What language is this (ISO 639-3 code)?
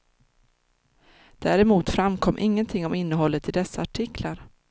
swe